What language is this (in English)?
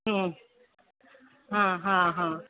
Sindhi